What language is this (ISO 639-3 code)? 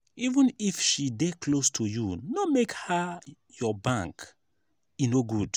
pcm